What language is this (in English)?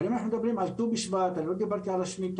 Hebrew